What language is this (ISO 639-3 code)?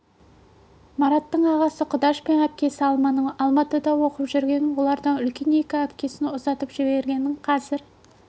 kaz